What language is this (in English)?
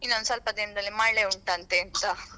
Kannada